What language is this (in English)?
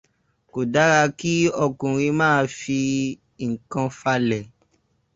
Yoruba